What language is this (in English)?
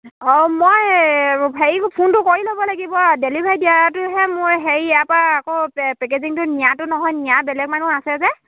Assamese